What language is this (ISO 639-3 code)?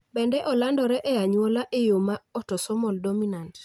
luo